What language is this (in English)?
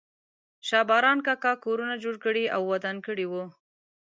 Pashto